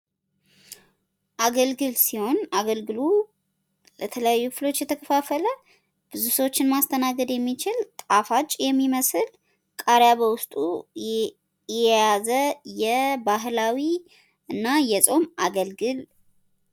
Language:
Amharic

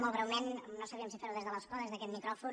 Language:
Catalan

